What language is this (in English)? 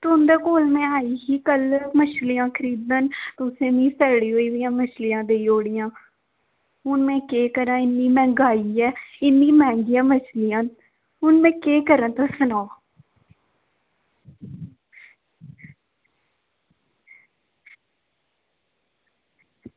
Dogri